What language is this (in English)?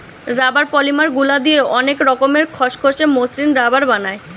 Bangla